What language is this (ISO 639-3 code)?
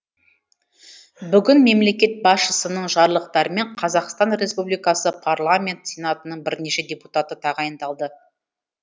kaz